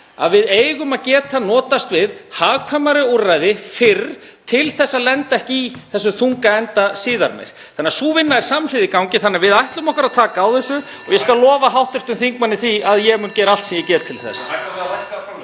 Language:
Icelandic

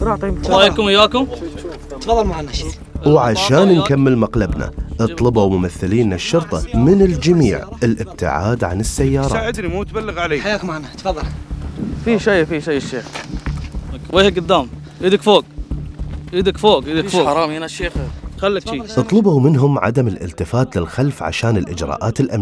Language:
Arabic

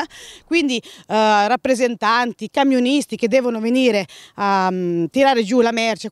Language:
Italian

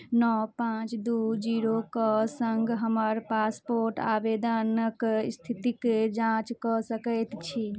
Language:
Maithili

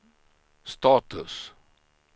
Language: Swedish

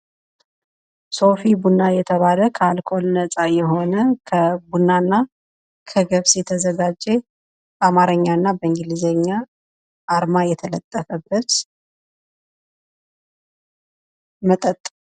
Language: Amharic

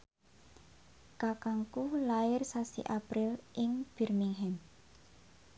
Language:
Javanese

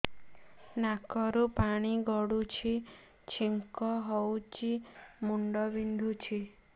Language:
Odia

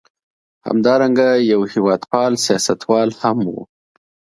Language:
Pashto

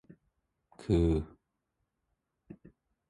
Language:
Thai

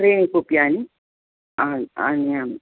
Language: Sanskrit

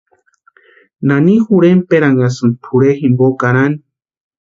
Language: Western Highland Purepecha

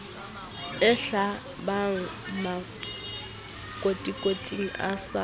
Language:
Southern Sotho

